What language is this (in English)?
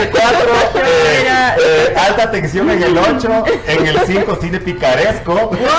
Spanish